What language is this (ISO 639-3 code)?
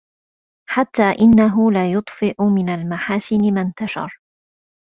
ara